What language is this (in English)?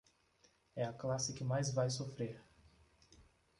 Portuguese